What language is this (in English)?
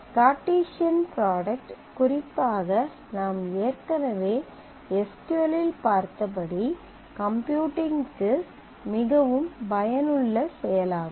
Tamil